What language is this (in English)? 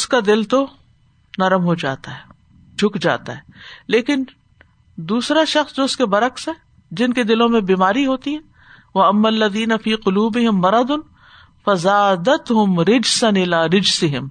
Urdu